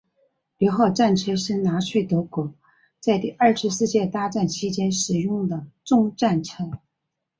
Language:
Chinese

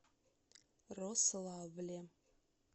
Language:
Russian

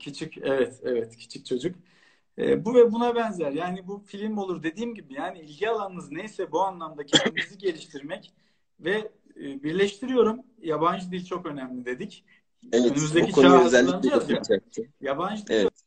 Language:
Turkish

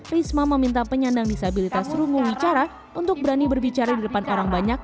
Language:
Indonesian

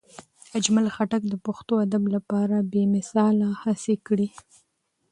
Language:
Pashto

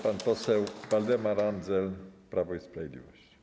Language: Polish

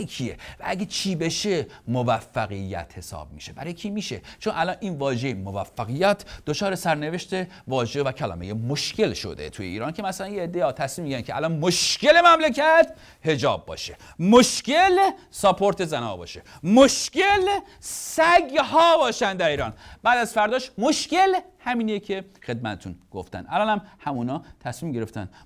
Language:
Persian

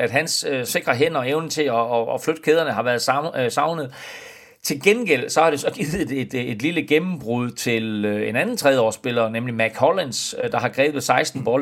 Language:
Danish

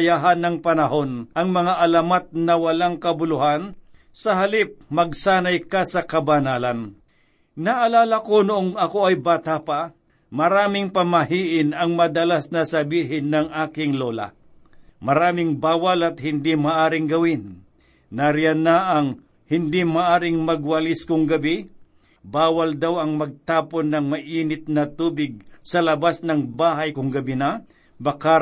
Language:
Filipino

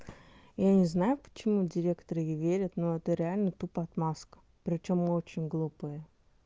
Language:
Russian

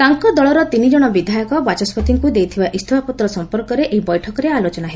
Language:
Odia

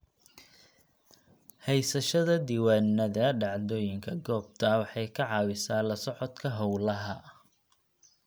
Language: Somali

